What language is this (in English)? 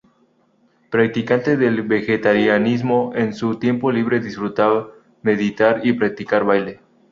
Spanish